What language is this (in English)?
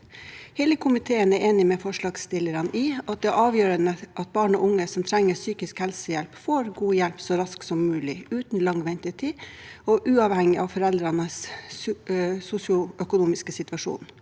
Norwegian